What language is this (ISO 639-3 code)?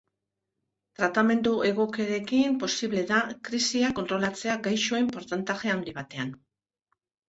eus